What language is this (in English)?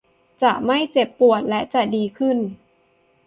Thai